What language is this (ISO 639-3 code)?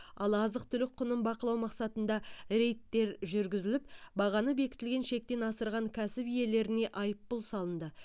kaz